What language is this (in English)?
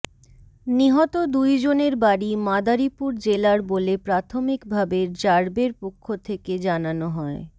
Bangla